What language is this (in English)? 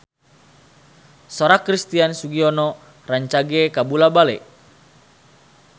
Sundanese